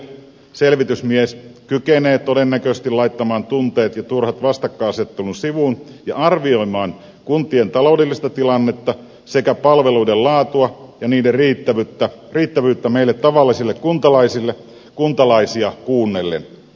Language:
Finnish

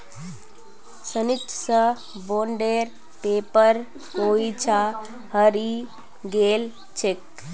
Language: Magahi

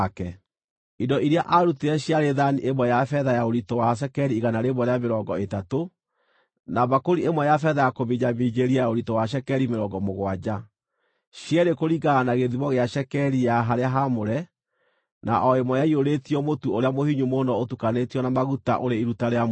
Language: Kikuyu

